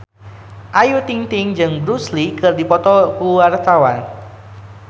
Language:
Sundanese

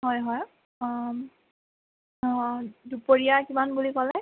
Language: Assamese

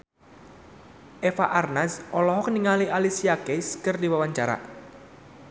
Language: Sundanese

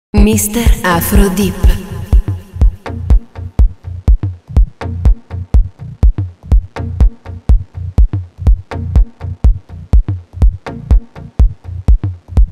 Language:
Thai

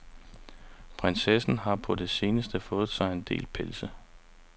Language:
Danish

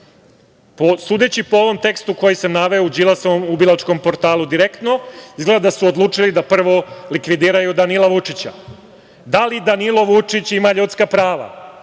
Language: Serbian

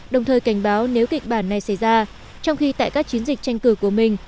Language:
Vietnamese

